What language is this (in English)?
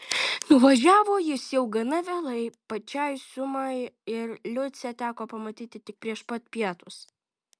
Lithuanian